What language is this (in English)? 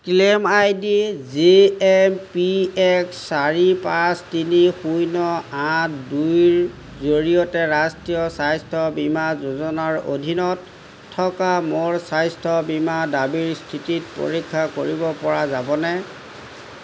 Assamese